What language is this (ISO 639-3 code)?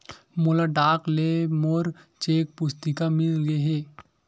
hne